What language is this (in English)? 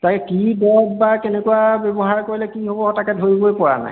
Assamese